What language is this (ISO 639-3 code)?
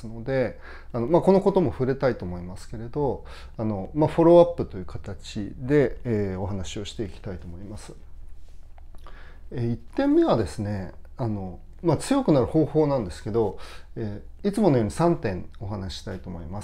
jpn